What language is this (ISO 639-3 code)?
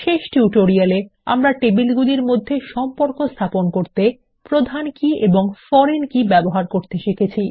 ben